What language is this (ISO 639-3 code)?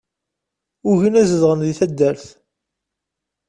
kab